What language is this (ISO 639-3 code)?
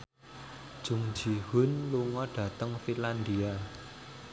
jav